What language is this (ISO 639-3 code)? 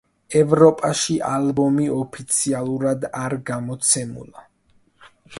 kat